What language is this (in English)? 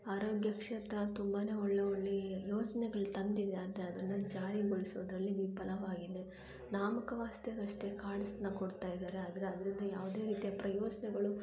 Kannada